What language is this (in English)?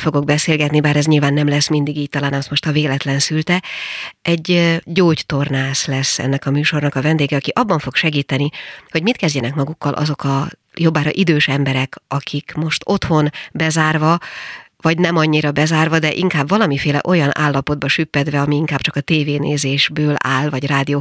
Hungarian